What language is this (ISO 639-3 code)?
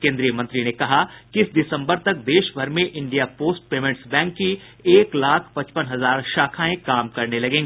hin